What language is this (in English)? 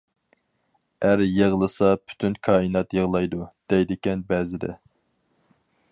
Uyghur